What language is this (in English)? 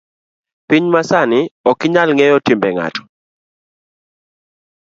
Luo (Kenya and Tanzania)